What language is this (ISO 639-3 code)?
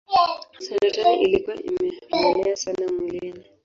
swa